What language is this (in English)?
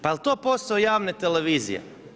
Croatian